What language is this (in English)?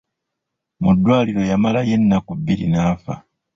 Ganda